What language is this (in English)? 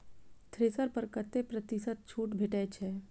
Maithili